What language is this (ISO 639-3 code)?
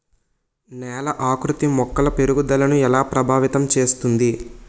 tel